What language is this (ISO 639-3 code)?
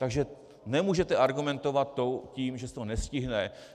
ces